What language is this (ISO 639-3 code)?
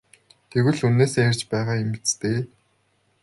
mon